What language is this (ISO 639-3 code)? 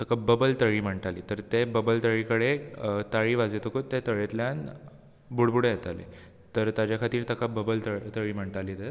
kok